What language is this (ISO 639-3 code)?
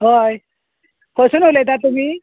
kok